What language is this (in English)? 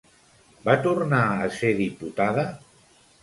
Catalan